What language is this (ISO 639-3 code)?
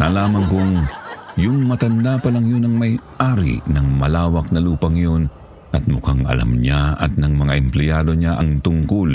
fil